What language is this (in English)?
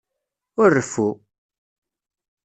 Kabyle